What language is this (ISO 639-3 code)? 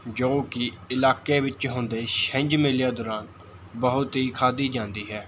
pan